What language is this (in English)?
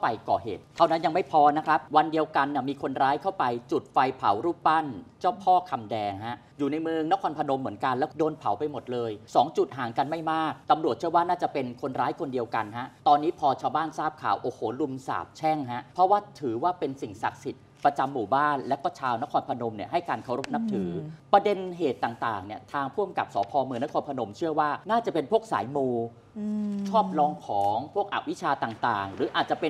Thai